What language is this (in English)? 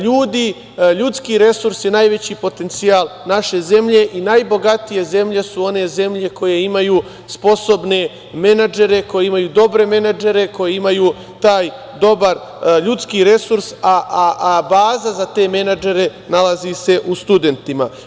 Serbian